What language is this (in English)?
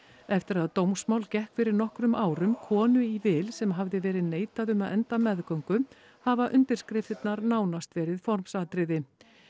Icelandic